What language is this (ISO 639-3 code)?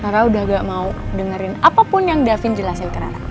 ind